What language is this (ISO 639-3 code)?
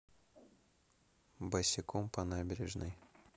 rus